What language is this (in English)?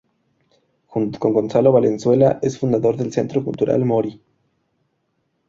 Spanish